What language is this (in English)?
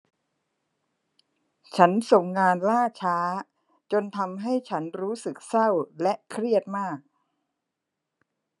Thai